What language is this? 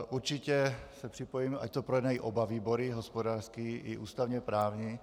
Czech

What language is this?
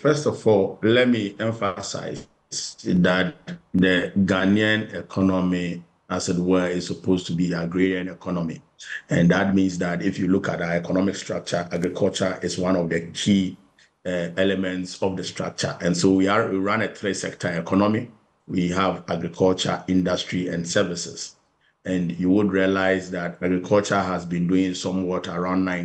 English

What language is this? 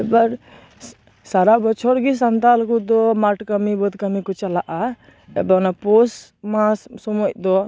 Santali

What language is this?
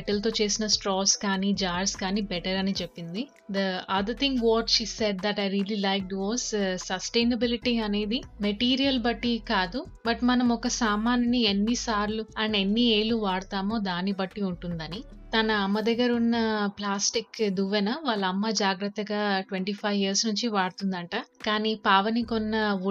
Telugu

